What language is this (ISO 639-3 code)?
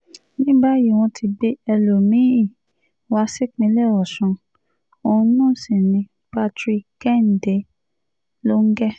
yor